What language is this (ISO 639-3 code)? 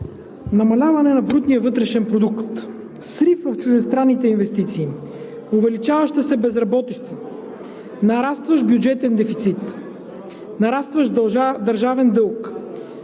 bul